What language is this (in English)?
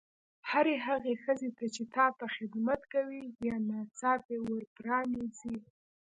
Pashto